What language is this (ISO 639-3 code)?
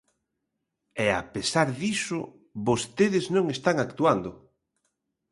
glg